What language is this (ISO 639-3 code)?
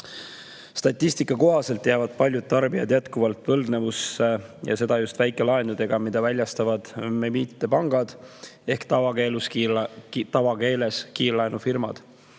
est